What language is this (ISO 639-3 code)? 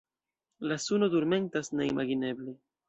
epo